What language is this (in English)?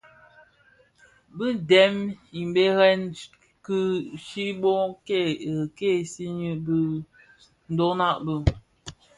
Bafia